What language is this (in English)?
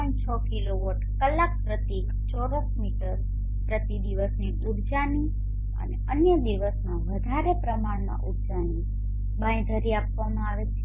Gujarati